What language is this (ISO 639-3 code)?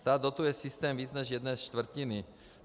ces